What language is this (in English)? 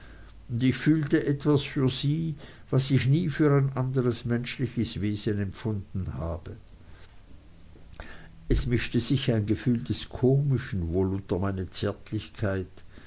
German